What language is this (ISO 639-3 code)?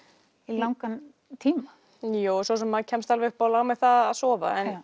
isl